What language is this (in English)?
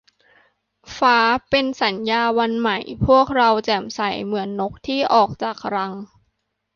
Thai